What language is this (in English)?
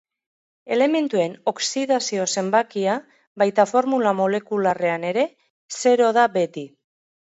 Basque